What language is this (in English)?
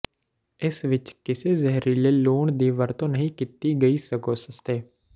Punjabi